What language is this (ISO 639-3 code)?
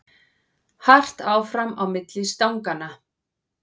isl